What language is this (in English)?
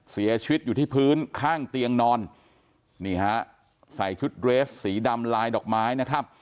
Thai